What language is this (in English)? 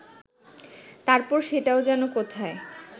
Bangla